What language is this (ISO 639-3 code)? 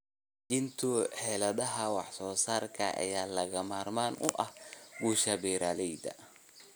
som